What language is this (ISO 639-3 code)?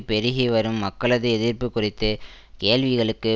tam